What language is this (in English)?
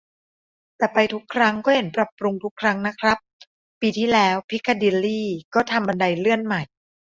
Thai